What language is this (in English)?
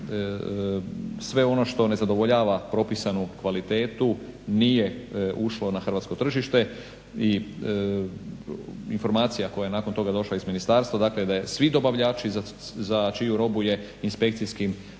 Croatian